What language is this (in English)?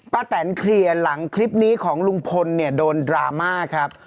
Thai